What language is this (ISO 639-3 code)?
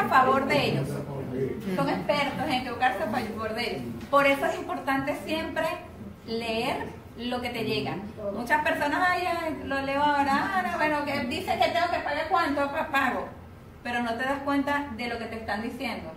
spa